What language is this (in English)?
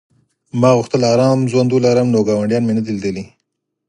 Pashto